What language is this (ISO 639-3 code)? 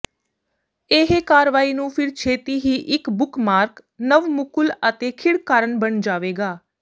pan